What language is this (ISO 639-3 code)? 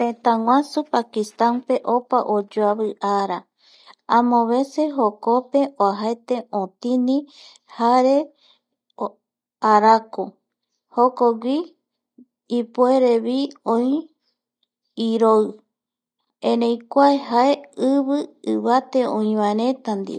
gui